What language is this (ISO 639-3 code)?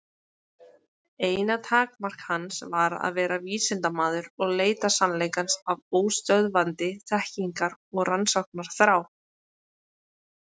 isl